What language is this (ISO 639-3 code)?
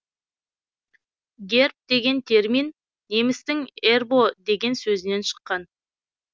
kaz